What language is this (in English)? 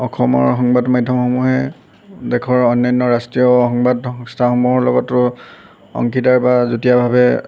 Assamese